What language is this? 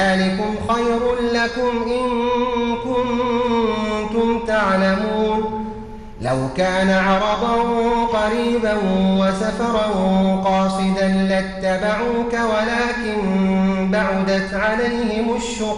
Arabic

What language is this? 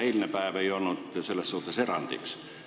Estonian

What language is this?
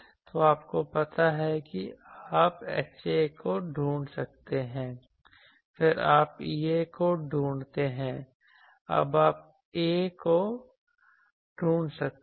Hindi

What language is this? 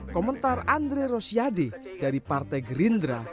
Indonesian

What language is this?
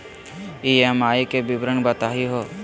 Magahi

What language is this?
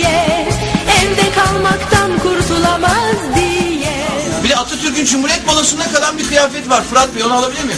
Turkish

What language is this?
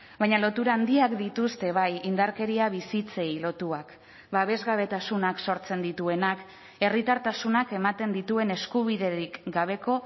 Basque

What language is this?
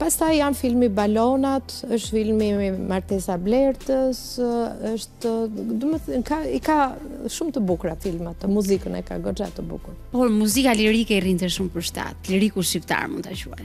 Romanian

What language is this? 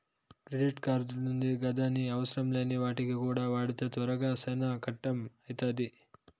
Telugu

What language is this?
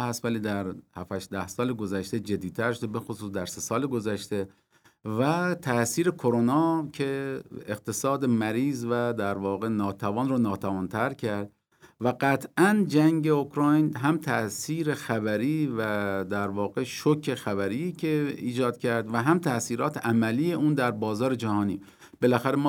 Persian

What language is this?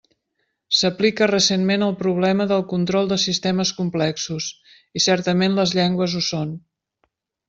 Catalan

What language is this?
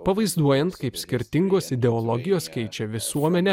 Lithuanian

